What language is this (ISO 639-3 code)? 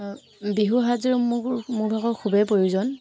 asm